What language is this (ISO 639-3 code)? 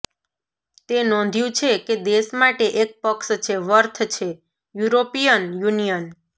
guj